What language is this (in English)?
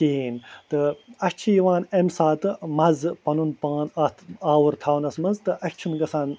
Kashmiri